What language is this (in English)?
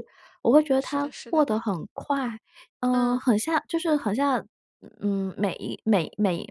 Chinese